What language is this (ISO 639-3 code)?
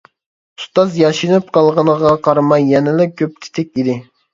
uig